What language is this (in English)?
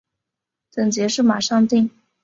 Chinese